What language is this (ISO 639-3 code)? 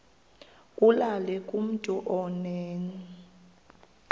xho